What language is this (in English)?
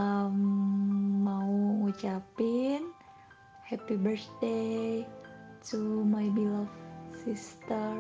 Indonesian